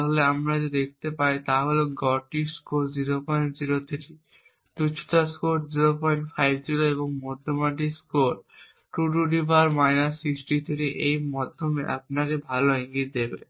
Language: Bangla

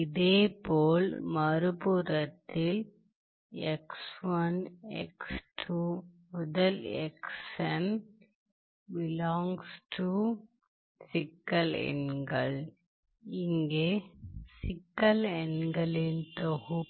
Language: Tamil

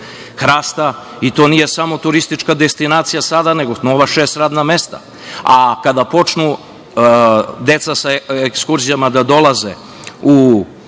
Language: Serbian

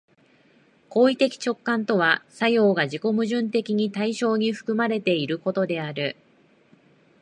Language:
Japanese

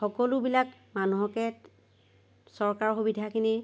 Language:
Assamese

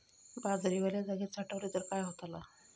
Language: Marathi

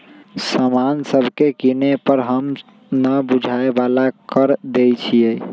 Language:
Magahi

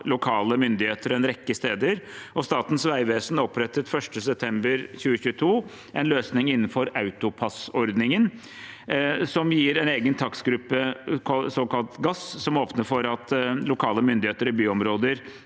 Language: Norwegian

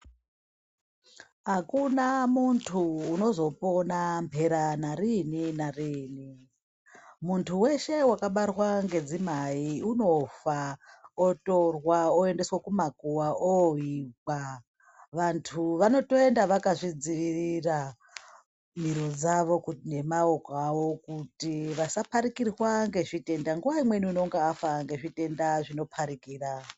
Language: Ndau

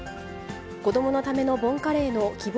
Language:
Japanese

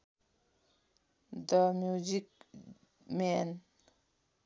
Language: Nepali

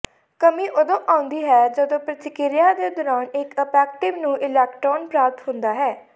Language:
Punjabi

